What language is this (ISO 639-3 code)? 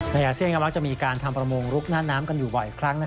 tha